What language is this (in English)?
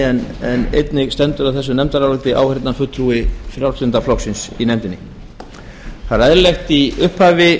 Icelandic